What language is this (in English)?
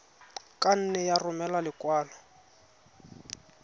Tswana